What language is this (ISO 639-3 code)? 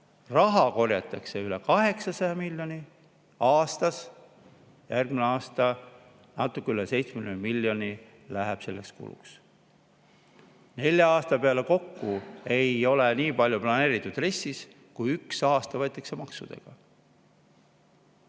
est